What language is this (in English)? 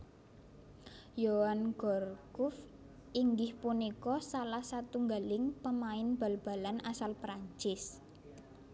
Javanese